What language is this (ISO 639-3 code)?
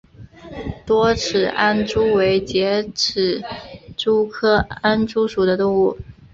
zho